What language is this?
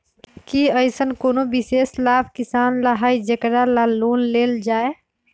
Magahi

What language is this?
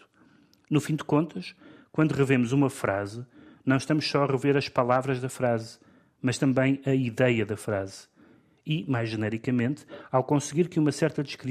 Portuguese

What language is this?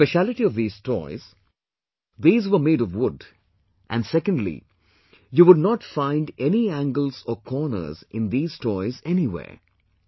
English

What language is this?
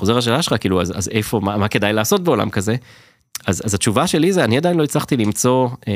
Hebrew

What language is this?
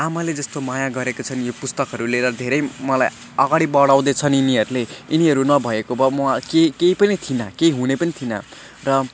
Nepali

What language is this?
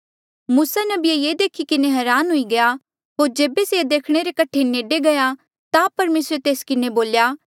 Mandeali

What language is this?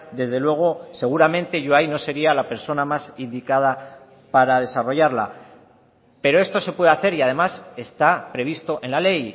Spanish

